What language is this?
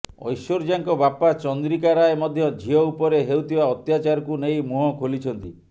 Odia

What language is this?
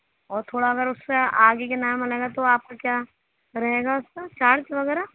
Urdu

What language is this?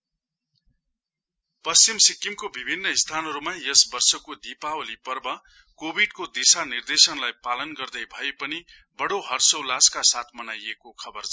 Nepali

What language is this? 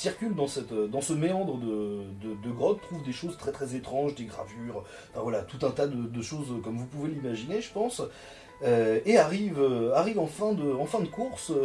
French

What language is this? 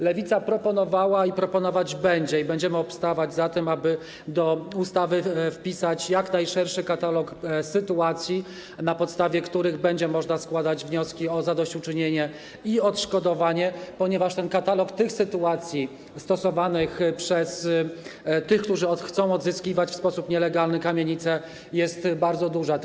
Polish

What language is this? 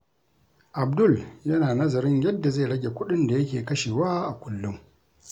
Hausa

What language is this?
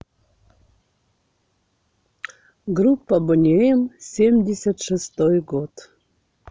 Russian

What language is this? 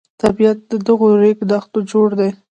Pashto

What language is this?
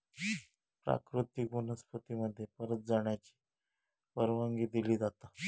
Marathi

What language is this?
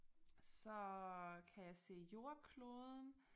Danish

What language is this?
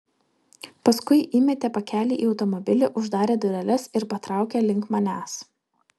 Lithuanian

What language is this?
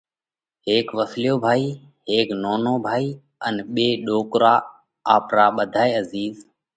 Parkari Koli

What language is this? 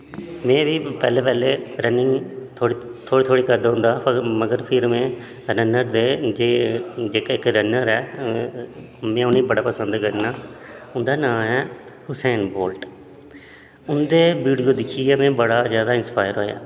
Dogri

